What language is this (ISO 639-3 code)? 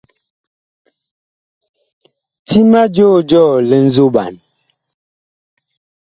bkh